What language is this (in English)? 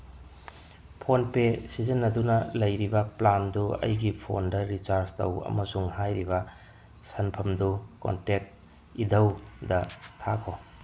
Manipuri